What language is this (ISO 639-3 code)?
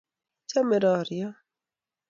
kln